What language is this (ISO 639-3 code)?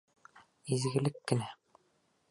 bak